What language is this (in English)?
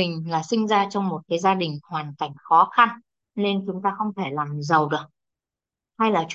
Vietnamese